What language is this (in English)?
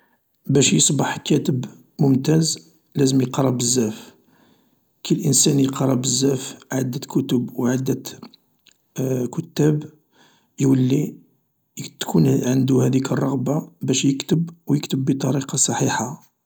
Algerian Arabic